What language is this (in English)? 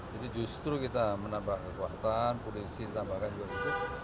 Indonesian